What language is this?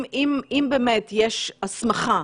Hebrew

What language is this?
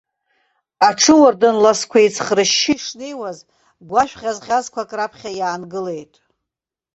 Abkhazian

